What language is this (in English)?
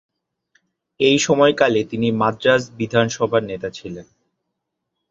Bangla